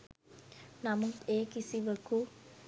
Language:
Sinhala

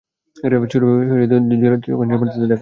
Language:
Bangla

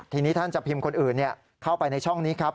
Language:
Thai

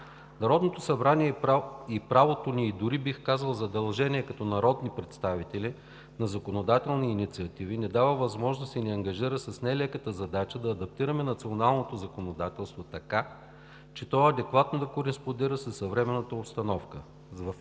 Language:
Bulgarian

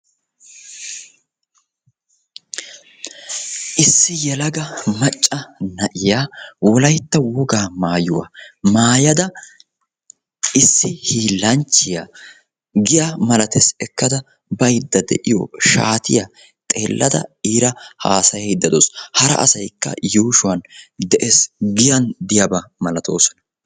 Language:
Wolaytta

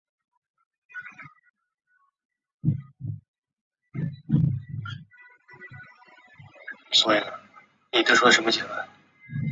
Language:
Chinese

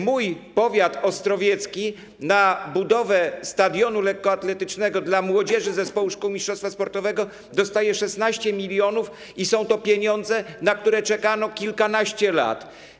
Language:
Polish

